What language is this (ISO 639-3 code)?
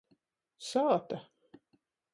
ltg